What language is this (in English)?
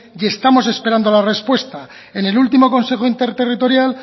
Spanish